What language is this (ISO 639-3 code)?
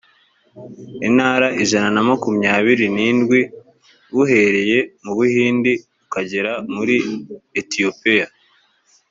kin